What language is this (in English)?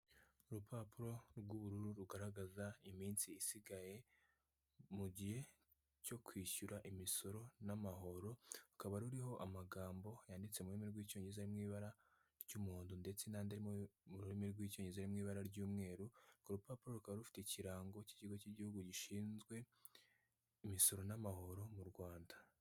Kinyarwanda